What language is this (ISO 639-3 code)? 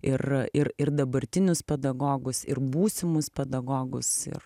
lit